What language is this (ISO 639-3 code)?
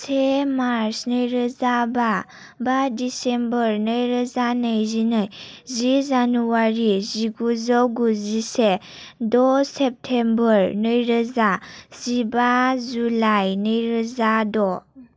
brx